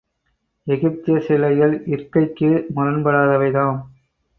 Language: Tamil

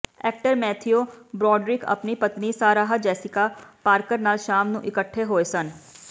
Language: Punjabi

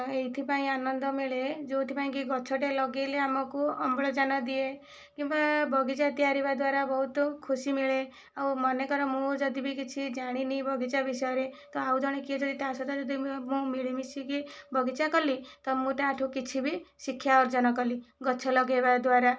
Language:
Odia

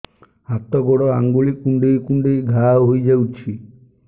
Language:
Odia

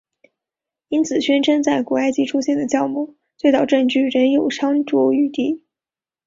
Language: Chinese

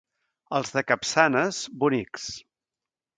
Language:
Catalan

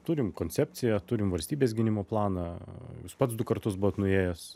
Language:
Lithuanian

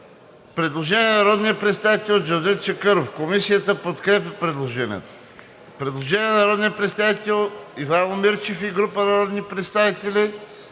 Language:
Bulgarian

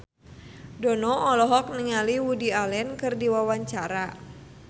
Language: Sundanese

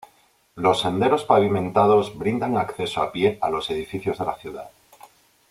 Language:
Spanish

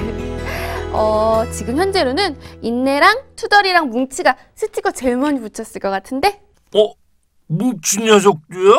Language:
Korean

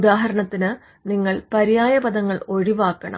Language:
Malayalam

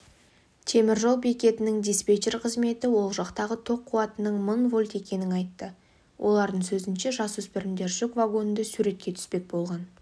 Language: Kazakh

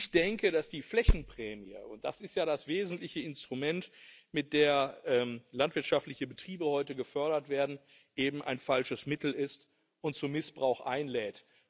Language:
German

